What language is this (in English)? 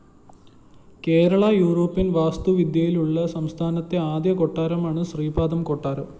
Malayalam